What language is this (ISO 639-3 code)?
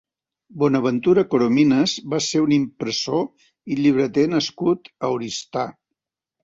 cat